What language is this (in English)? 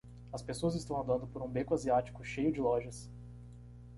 Portuguese